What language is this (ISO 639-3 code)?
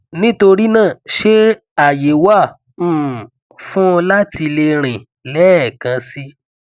yor